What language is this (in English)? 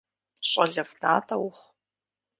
Kabardian